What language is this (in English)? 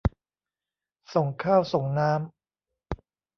Thai